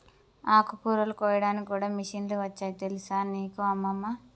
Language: Telugu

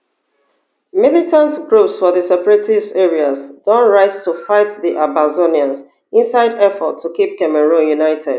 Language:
Nigerian Pidgin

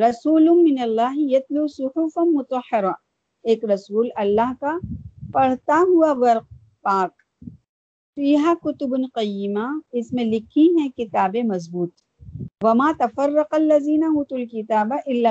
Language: Urdu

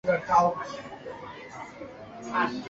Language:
Chinese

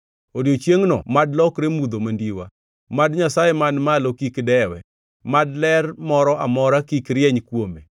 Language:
Luo (Kenya and Tanzania)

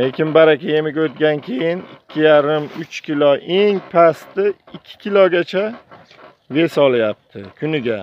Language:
Turkish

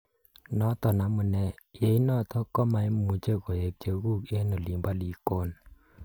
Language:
Kalenjin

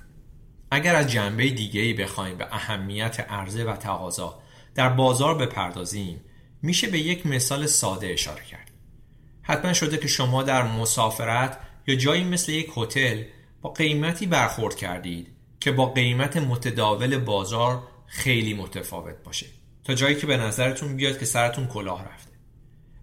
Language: Persian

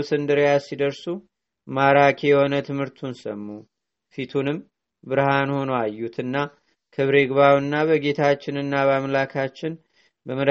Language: Amharic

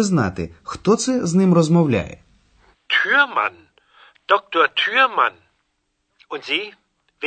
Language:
Ukrainian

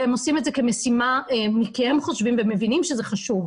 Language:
Hebrew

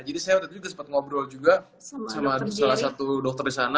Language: Indonesian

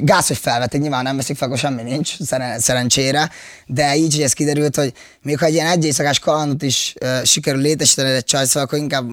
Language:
Hungarian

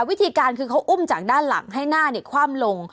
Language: Thai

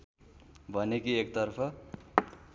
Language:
Nepali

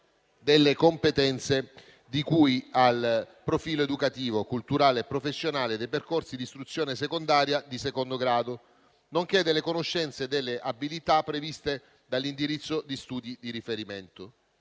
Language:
Italian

